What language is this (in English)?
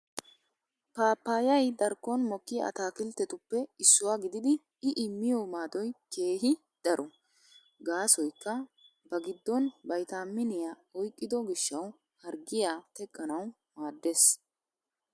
Wolaytta